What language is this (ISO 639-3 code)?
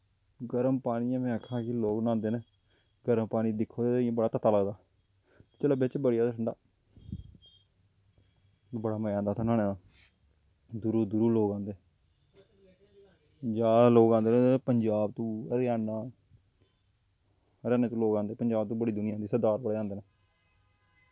doi